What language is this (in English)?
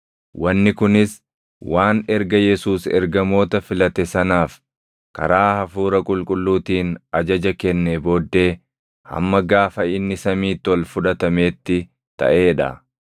Oromo